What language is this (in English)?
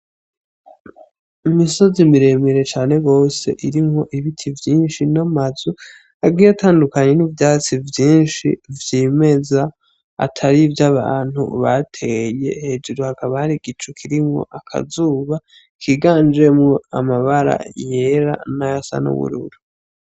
Rundi